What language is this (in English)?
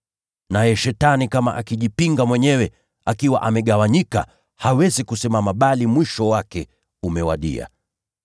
Swahili